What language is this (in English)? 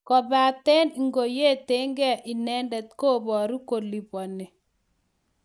Kalenjin